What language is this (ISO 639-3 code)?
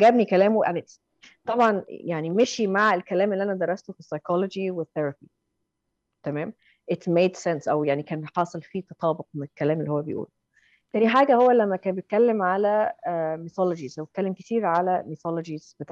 ara